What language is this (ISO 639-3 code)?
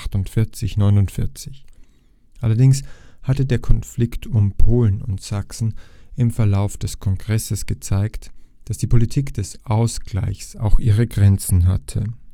deu